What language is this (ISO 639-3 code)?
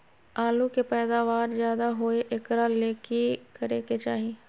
mag